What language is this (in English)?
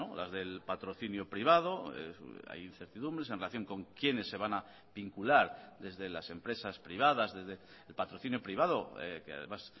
Spanish